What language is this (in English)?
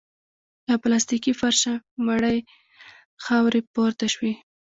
Pashto